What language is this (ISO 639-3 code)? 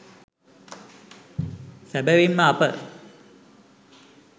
sin